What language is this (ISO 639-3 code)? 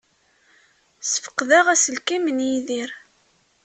kab